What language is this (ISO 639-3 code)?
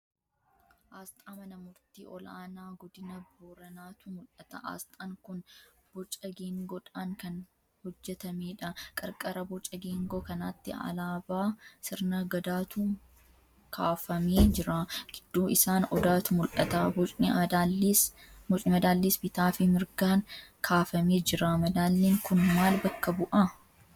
orm